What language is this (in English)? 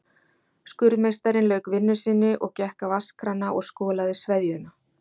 Icelandic